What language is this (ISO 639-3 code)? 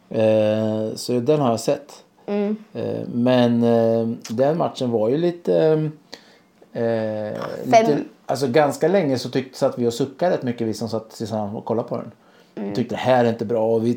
swe